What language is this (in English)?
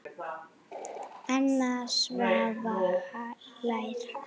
Icelandic